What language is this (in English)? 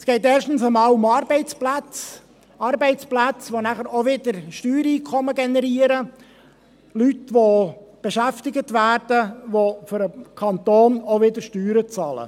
Swiss German